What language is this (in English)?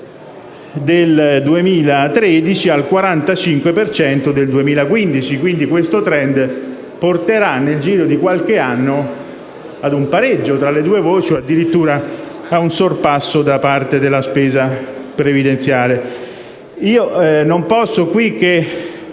Italian